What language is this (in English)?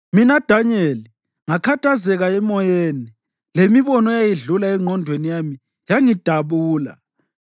North Ndebele